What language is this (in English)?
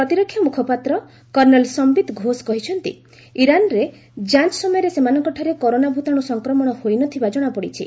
Odia